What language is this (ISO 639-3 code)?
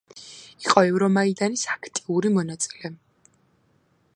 kat